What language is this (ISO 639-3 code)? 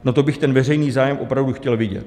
ces